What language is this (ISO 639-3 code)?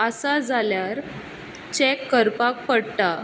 kok